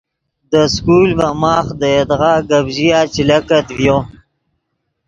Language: Yidgha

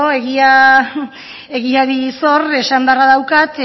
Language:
Basque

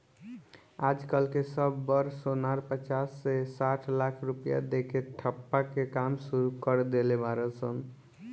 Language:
Bhojpuri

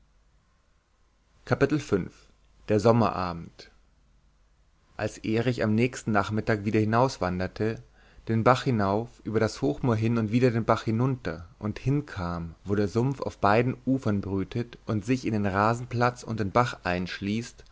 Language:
German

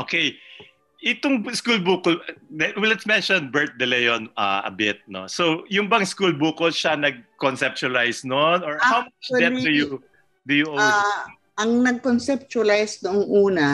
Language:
Filipino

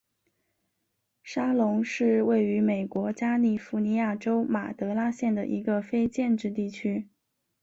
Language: Chinese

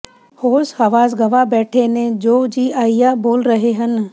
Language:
Punjabi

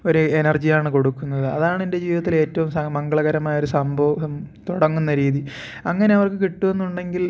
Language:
Malayalam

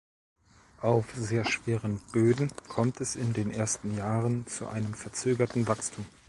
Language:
German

